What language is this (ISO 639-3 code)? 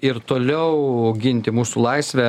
lit